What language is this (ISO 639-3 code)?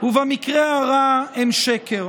heb